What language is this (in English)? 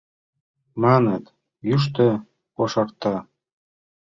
Mari